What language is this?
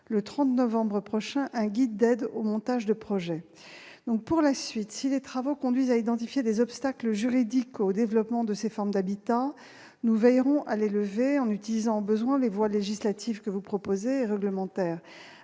French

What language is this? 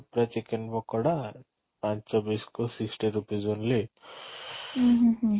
Odia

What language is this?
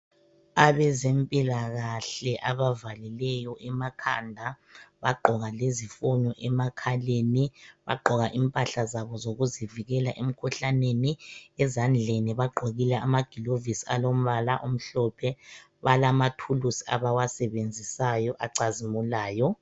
North Ndebele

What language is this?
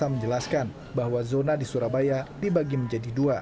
Indonesian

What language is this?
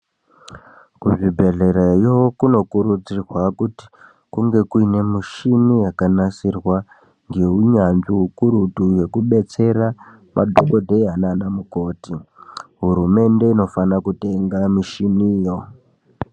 Ndau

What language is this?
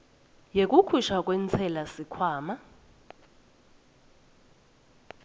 Swati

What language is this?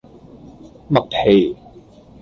Cantonese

